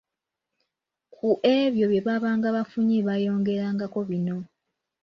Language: Ganda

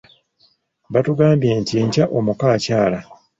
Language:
Ganda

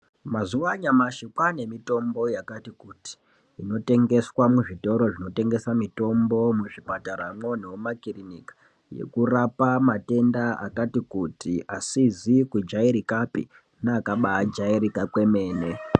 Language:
Ndau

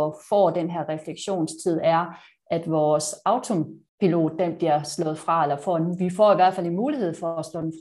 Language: Danish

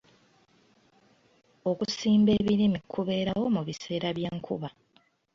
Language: Ganda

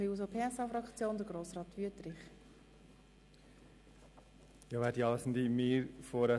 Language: Swiss German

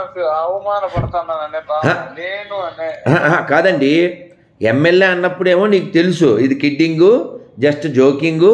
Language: Telugu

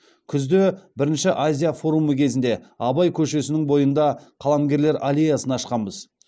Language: Kazakh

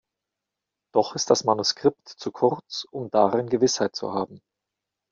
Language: German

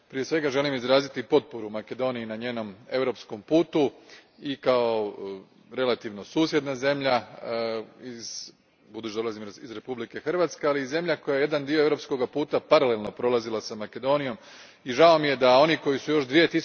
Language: Croatian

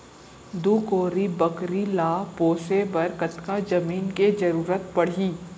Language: Chhattisgarhi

